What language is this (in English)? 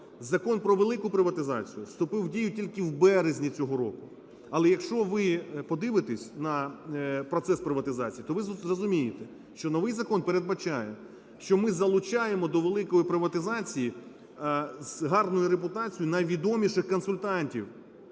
Ukrainian